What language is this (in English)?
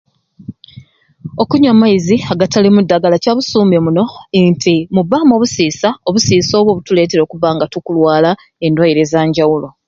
Ruuli